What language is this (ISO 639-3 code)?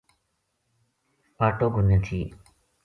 gju